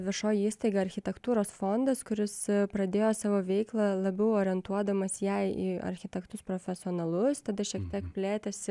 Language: Lithuanian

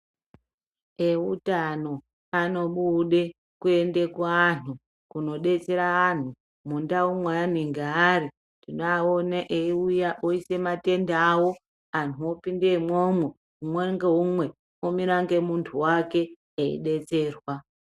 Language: Ndau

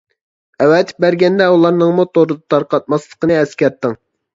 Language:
Uyghur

